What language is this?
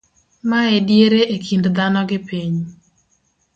Luo (Kenya and Tanzania)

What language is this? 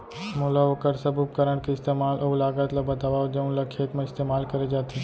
Chhattisgarhi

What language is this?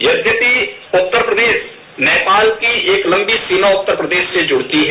Hindi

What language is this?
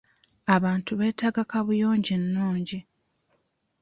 Ganda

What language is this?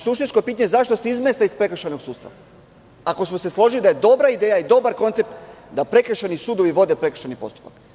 Serbian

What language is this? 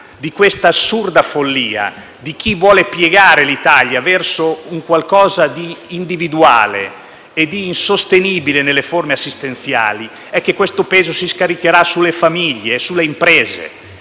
Italian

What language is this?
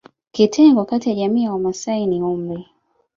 Swahili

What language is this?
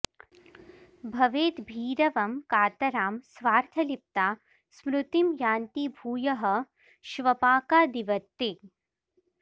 Sanskrit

